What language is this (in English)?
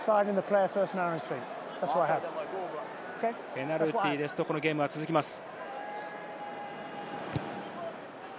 Japanese